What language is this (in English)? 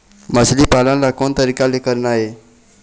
Chhattisgarhi